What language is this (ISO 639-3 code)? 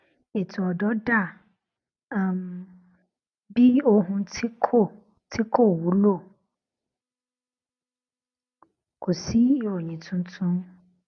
yor